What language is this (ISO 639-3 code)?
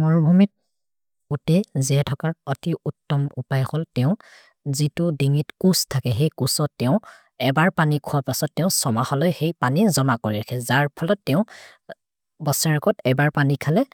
mrr